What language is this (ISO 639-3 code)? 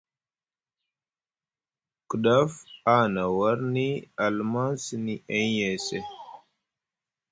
mug